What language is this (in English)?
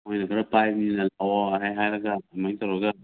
Manipuri